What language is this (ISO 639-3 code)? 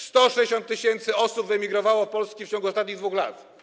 pol